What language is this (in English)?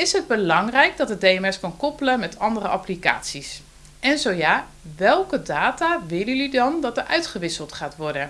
Dutch